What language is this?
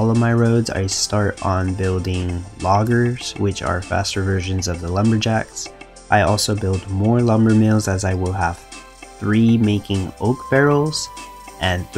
English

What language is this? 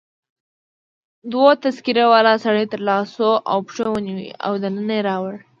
Pashto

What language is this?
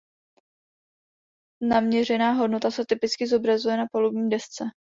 Czech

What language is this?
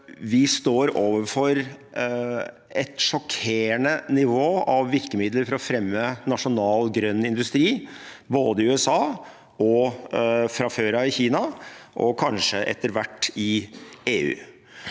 Norwegian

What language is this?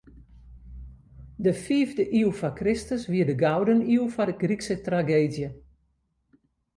Western Frisian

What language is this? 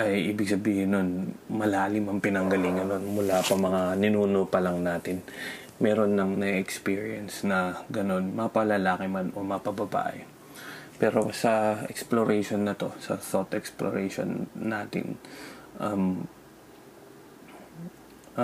Filipino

